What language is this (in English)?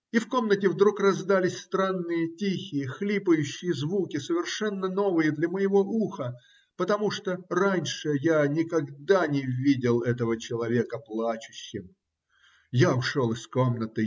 Russian